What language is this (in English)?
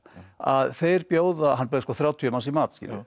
Icelandic